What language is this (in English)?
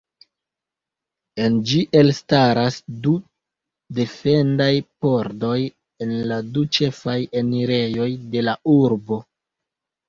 Esperanto